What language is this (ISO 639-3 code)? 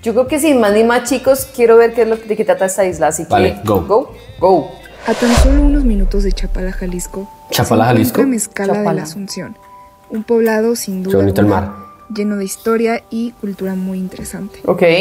spa